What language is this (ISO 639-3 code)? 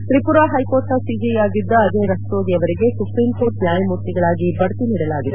kan